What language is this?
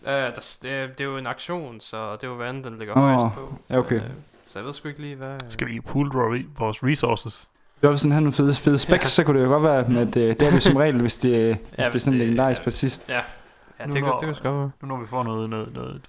Danish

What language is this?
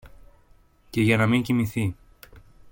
Greek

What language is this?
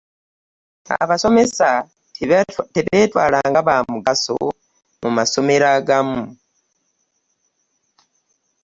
Ganda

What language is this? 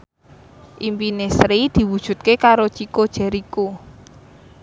Javanese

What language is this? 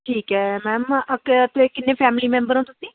Punjabi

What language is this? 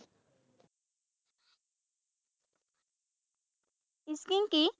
Assamese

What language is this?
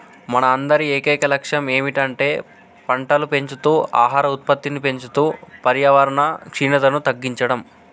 Telugu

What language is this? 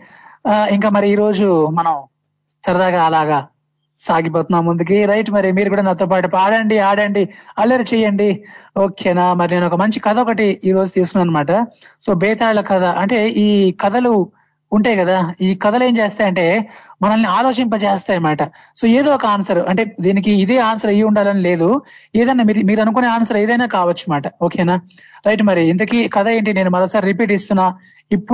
Telugu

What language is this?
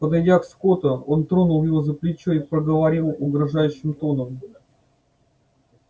Russian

